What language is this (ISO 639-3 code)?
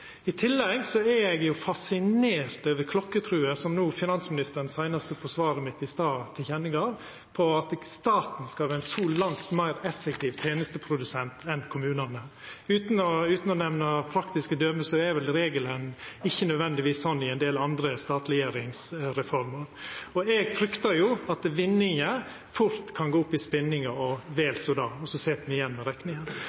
nno